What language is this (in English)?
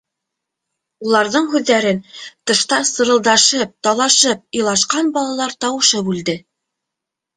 Bashkir